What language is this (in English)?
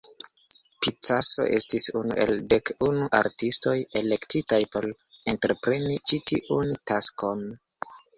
Esperanto